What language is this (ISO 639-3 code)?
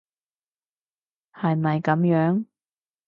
yue